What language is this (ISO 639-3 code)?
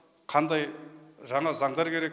kaz